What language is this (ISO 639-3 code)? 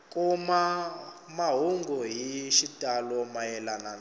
tso